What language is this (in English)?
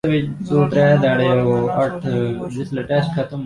Urdu